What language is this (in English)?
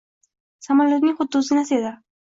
Uzbek